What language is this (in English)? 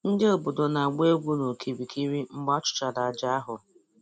Igbo